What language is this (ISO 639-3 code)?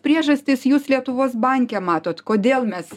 lit